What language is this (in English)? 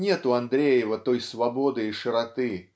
Russian